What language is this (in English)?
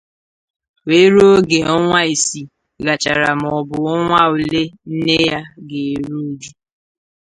Igbo